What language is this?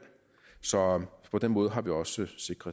Danish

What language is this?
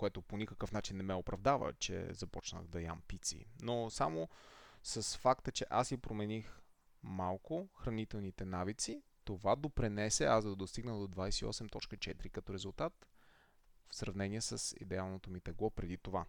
Bulgarian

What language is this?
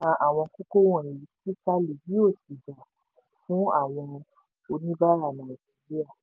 Yoruba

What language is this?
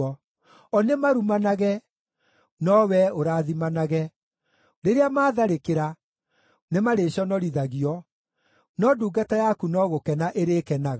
Kikuyu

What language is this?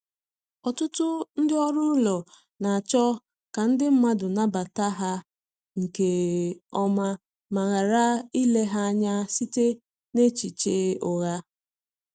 Igbo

